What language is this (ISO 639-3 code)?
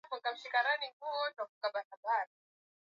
swa